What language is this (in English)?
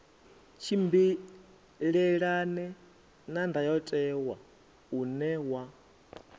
Venda